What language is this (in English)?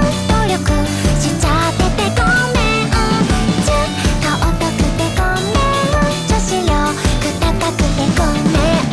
Japanese